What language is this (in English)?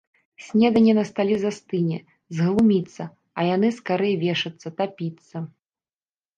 Belarusian